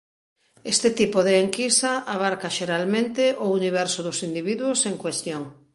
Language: Galician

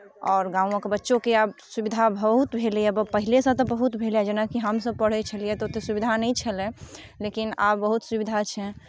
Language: Maithili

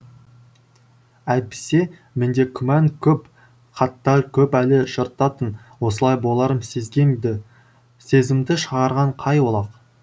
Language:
Kazakh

